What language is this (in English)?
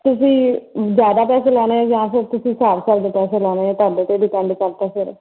Punjabi